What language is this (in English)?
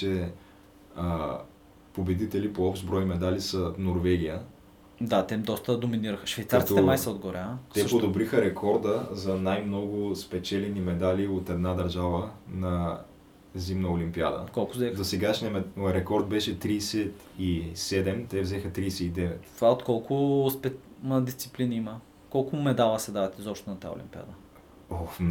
Bulgarian